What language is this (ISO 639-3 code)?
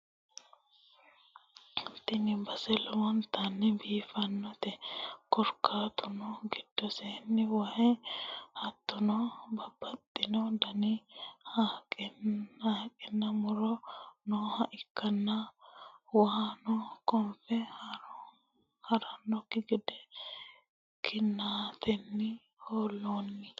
sid